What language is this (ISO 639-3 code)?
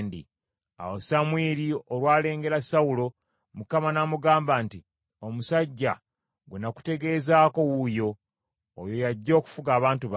lug